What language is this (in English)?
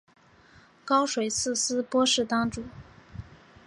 Chinese